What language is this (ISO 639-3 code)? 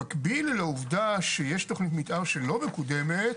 heb